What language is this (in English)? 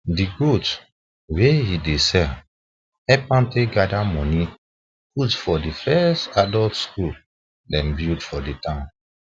Nigerian Pidgin